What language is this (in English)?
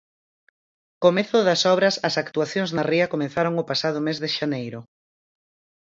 Galician